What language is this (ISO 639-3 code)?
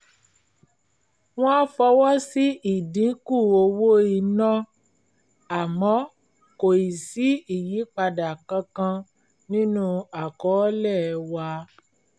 yor